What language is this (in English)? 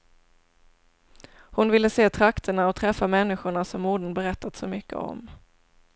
Swedish